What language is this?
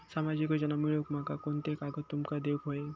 Marathi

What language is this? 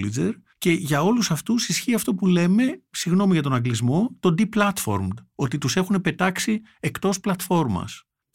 Greek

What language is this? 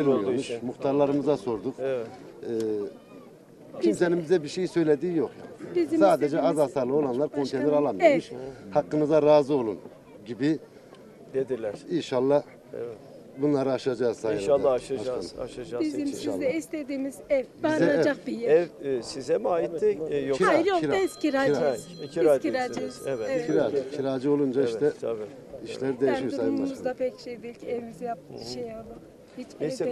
Turkish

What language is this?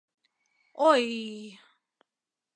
Mari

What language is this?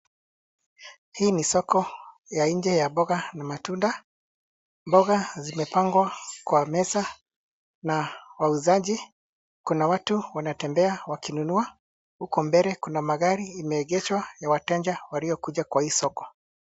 Swahili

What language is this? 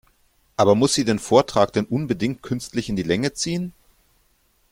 German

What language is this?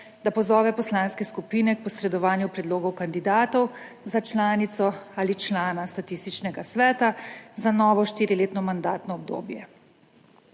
Slovenian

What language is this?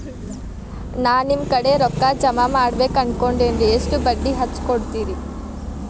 Kannada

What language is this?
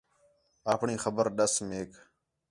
Khetrani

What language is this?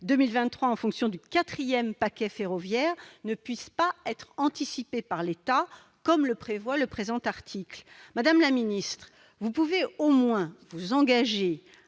French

